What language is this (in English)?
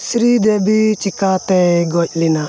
Santali